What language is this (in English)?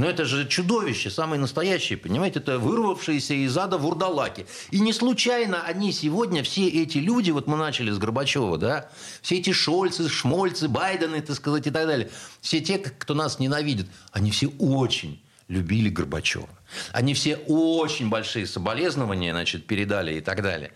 Russian